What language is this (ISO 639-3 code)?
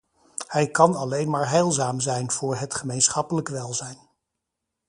nld